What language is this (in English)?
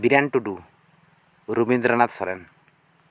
Santali